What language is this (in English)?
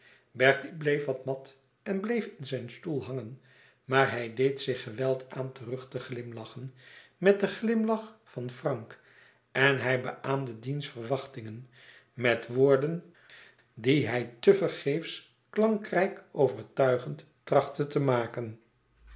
Dutch